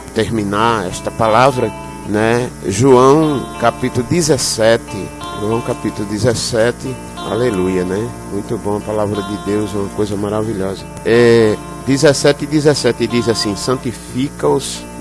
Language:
Portuguese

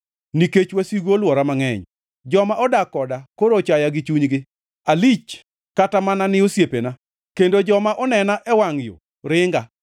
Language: Luo (Kenya and Tanzania)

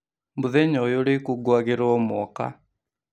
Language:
Kikuyu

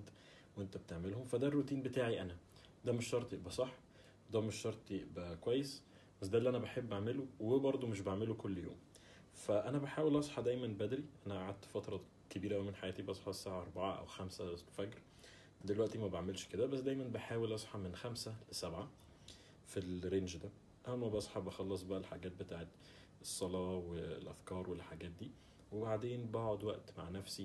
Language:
Arabic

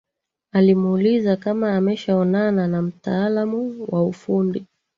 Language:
Swahili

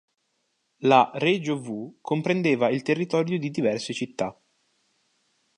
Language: Italian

